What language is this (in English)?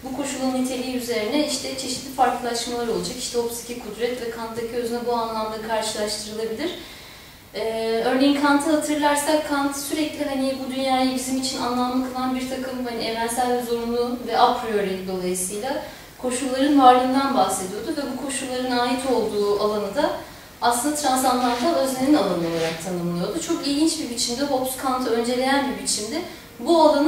Turkish